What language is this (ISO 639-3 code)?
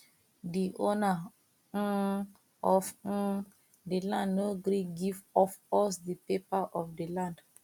pcm